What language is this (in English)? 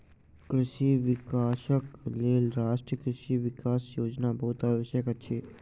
Maithili